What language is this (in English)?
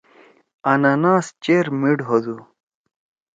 Torwali